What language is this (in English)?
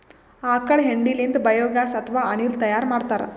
Kannada